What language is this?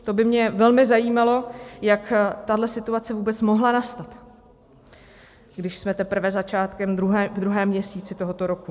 Czech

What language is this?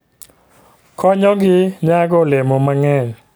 Luo (Kenya and Tanzania)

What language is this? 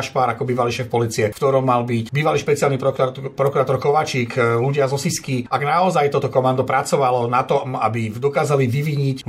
Slovak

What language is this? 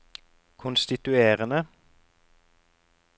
Norwegian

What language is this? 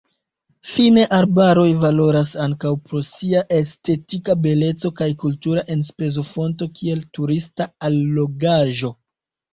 Esperanto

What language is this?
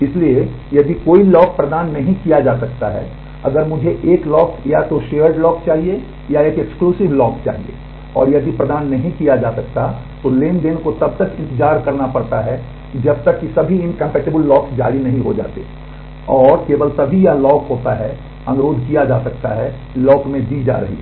Hindi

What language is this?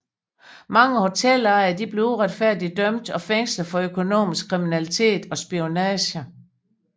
Danish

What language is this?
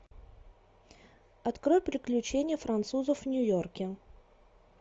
Russian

